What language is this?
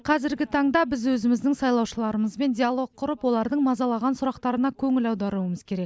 Kazakh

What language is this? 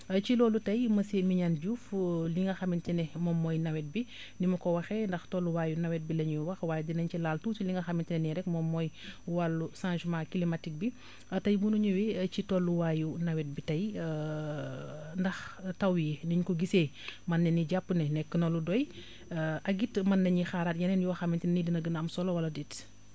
Wolof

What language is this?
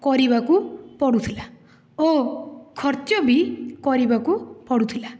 Odia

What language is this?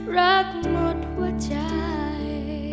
Thai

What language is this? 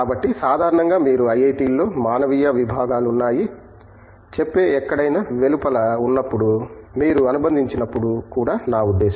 Telugu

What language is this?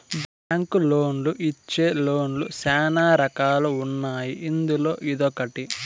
Telugu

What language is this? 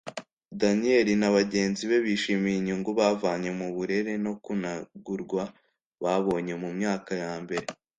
Kinyarwanda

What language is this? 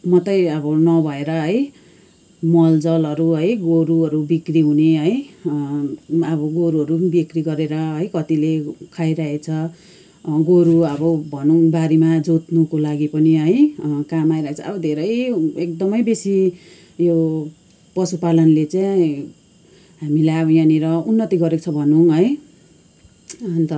Nepali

